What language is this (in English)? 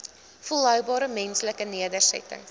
Afrikaans